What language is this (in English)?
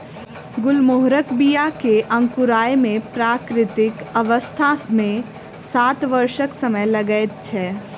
Maithili